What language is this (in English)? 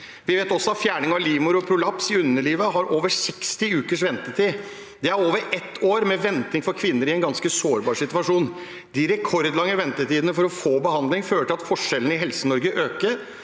Norwegian